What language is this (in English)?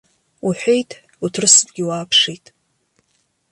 Abkhazian